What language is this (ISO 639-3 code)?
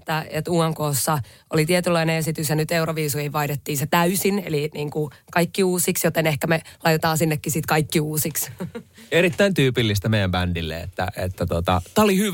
fin